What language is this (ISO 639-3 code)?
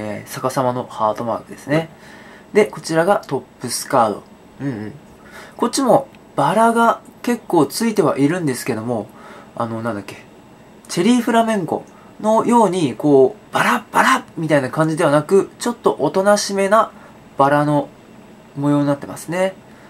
jpn